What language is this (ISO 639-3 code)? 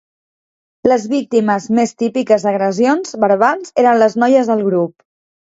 cat